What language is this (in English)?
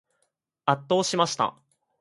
Japanese